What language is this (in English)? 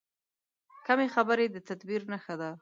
Pashto